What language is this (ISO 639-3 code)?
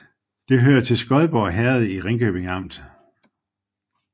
dan